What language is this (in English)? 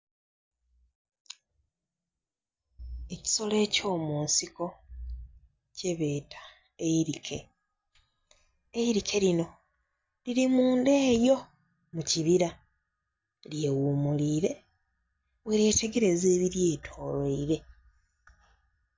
Soga